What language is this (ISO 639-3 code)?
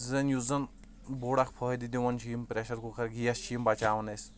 kas